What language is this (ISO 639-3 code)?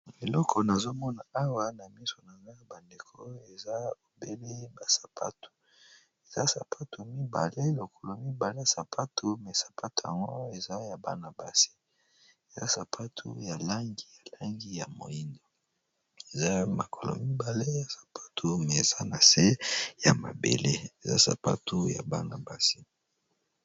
lin